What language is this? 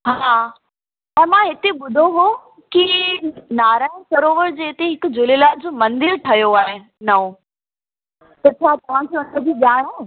Sindhi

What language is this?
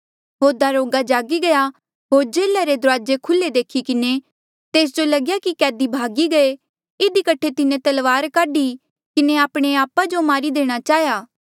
Mandeali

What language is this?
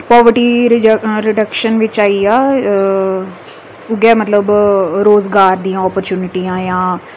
Dogri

